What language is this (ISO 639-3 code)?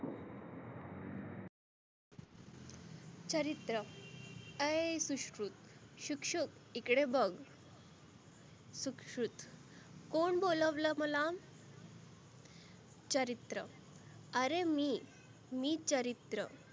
mar